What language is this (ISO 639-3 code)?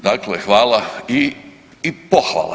hrv